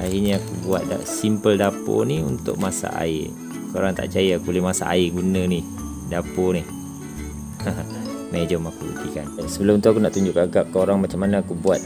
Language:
Malay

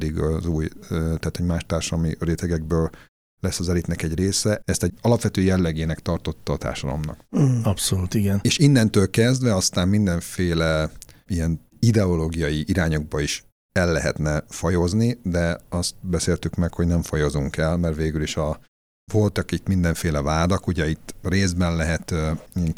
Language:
Hungarian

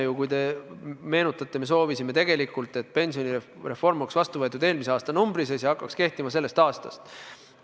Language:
Estonian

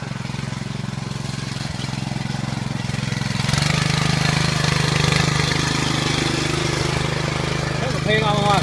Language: Vietnamese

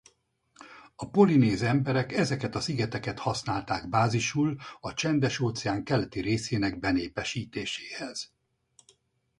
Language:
Hungarian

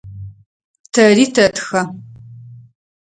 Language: Adyghe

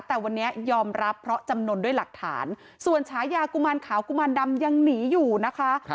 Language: Thai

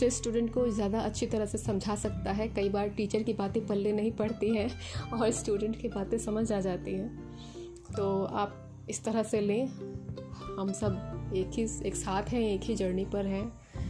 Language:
Hindi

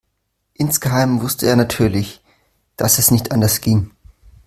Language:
German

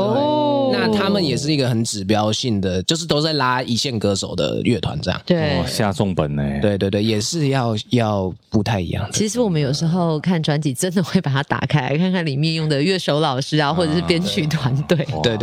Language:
Chinese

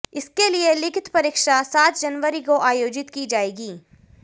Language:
Hindi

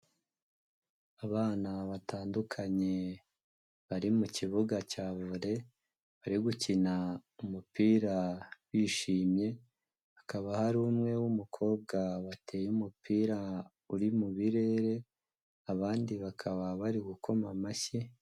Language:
Kinyarwanda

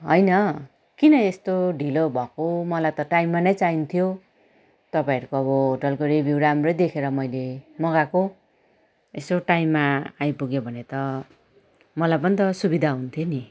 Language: Nepali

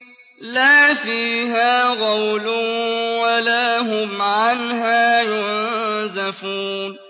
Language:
Arabic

